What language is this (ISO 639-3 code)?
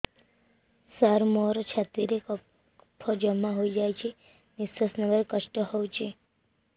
ori